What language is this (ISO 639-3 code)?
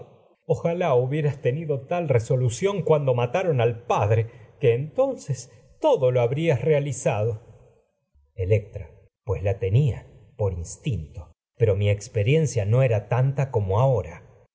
spa